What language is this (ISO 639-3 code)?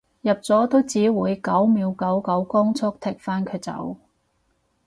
yue